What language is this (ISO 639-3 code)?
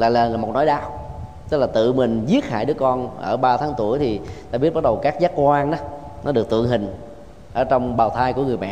vie